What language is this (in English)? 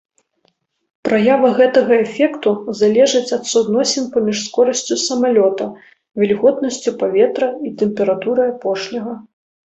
Belarusian